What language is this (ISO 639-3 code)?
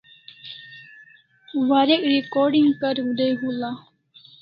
kls